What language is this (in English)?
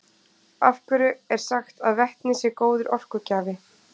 Icelandic